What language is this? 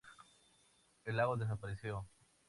Spanish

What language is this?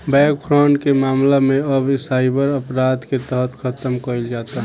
Bhojpuri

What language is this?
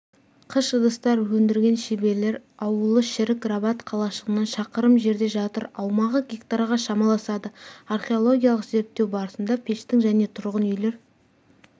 Kazakh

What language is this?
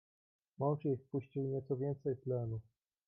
Polish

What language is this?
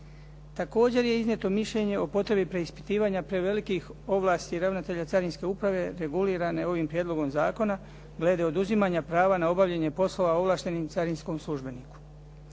Croatian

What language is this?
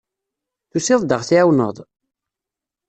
Kabyle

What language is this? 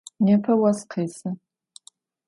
Adyghe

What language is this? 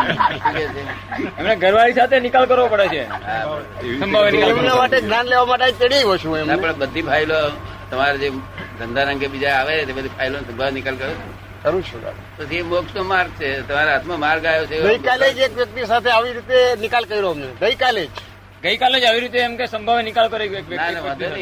Gujarati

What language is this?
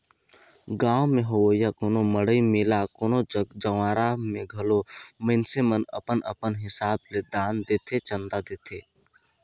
Chhattisgarhi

